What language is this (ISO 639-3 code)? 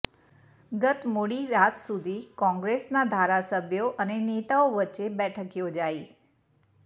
guj